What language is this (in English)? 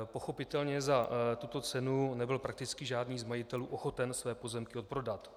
Czech